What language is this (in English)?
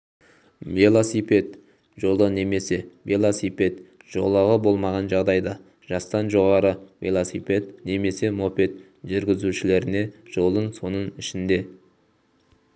Kazakh